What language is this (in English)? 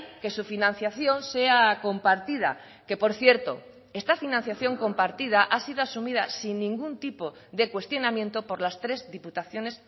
Spanish